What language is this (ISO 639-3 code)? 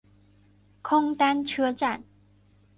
zho